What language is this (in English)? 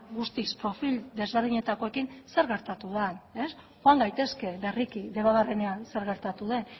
Basque